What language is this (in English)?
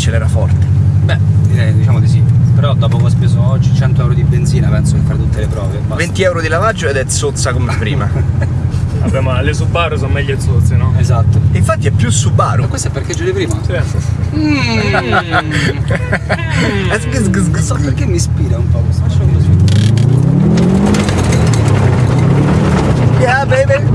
Italian